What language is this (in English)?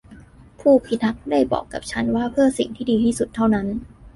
Thai